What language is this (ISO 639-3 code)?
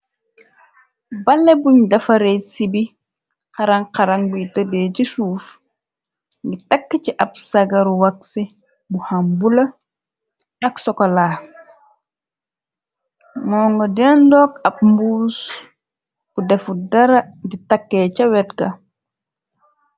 wol